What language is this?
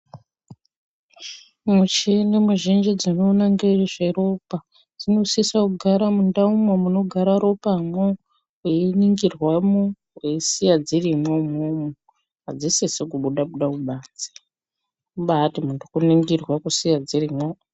Ndau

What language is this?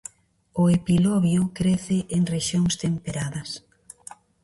Galician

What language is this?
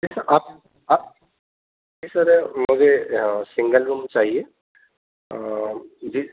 Urdu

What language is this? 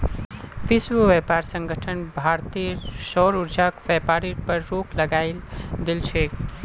Magahi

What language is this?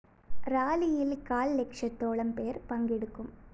Malayalam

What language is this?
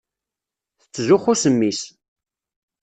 Kabyle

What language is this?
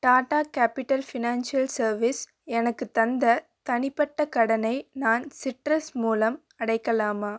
Tamil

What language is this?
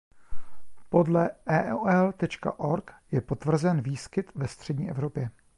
Czech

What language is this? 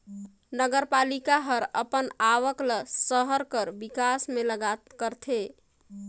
Chhattisgarhi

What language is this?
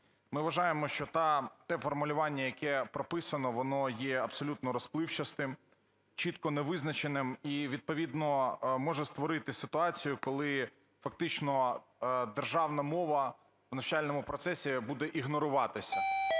Ukrainian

